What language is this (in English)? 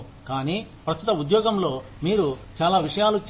Telugu